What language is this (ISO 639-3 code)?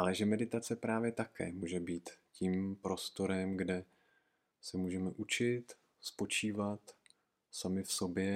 ces